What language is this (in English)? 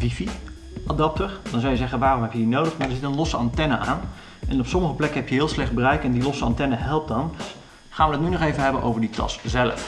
Dutch